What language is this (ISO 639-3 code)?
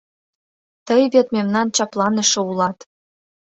chm